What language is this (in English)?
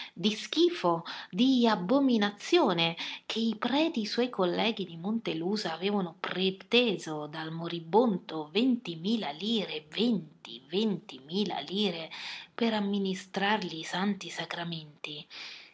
Italian